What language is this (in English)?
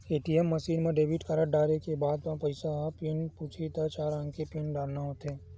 Chhattisgarhi